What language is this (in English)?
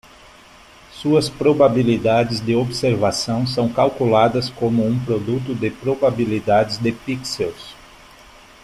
Portuguese